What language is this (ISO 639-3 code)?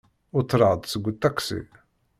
kab